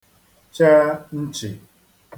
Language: Igbo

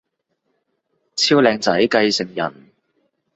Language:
Cantonese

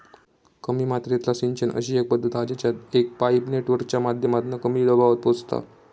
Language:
Marathi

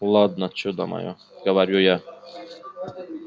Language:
Russian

